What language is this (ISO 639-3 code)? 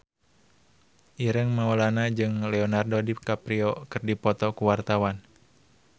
sun